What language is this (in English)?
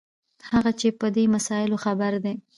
Pashto